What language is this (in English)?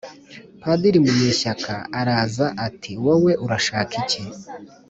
Kinyarwanda